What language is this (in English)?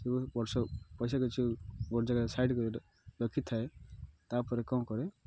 Odia